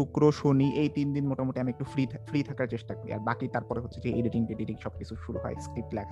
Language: Bangla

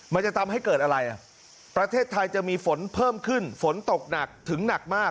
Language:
Thai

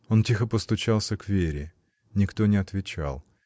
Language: Russian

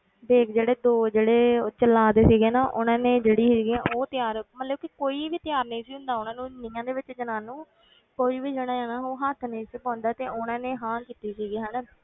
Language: Punjabi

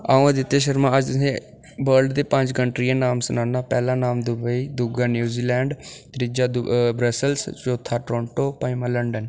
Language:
Dogri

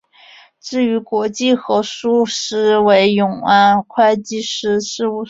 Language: Chinese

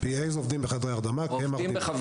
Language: Hebrew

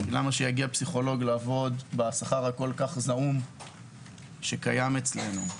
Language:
Hebrew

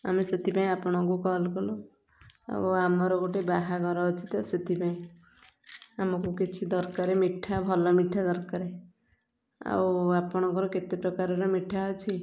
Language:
Odia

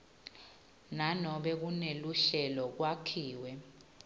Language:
Swati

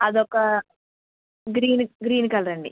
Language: Telugu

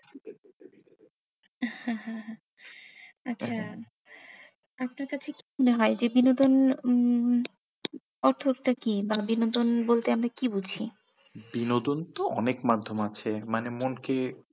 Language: Bangla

